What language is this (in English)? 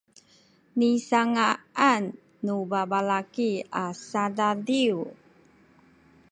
Sakizaya